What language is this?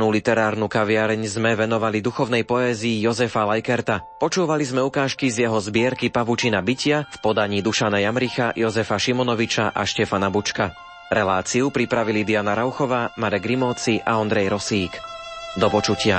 Slovak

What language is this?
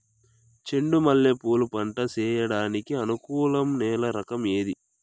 Telugu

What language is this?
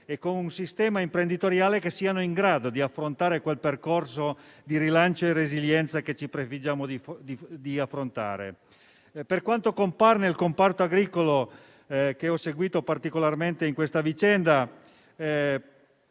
Italian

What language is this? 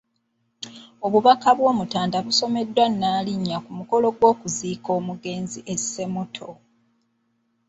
Ganda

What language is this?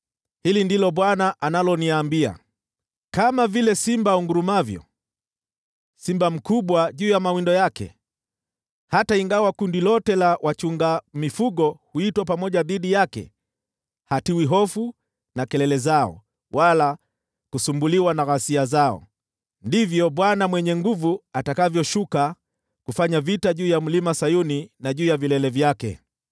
Swahili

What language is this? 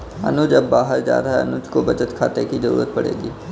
Hindi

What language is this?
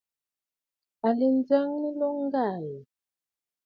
Bafut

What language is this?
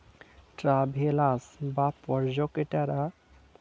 Bangla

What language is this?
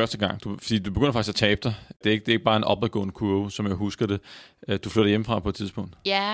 Danish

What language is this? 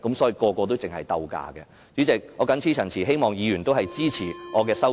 Cantonese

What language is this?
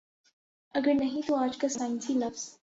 Urdu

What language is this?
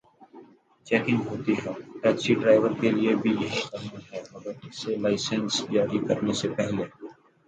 Urdu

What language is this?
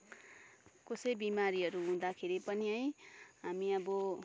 Nepali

